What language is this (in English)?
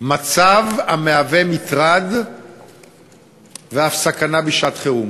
Hebrew